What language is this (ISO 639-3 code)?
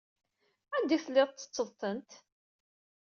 kab